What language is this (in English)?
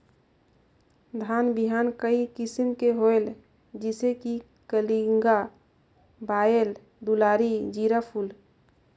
Chhattisgarhi